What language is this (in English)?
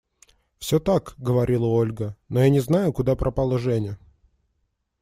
Russian